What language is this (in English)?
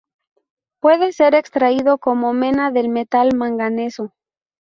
Spanish